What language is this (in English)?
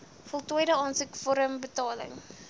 Afrikaans